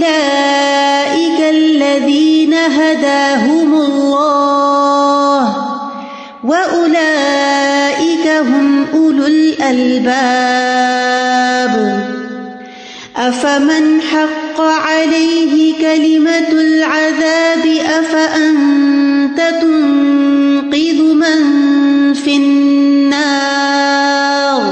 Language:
Urdu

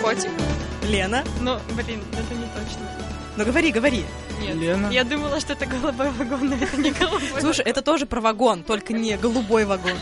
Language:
Russian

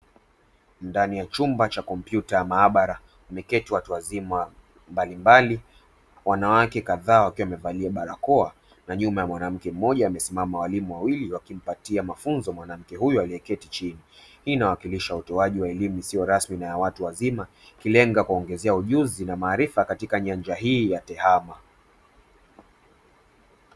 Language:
Swahili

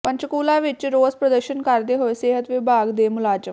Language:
Punjabi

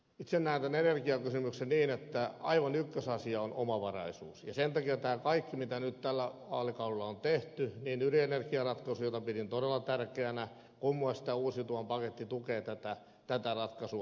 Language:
Finnish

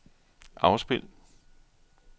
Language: Danish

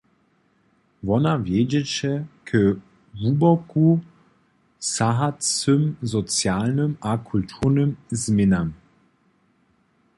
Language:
Upper Sorbian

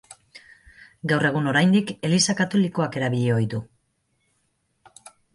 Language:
Basque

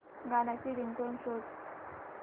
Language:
Marathi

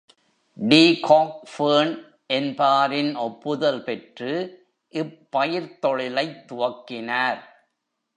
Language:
Tamil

